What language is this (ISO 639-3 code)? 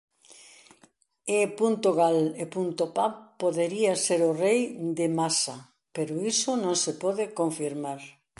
glg